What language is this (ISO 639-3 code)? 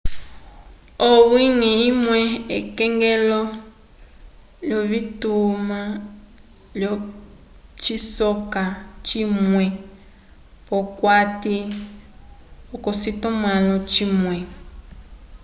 umb